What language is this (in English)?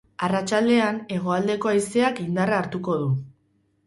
Basque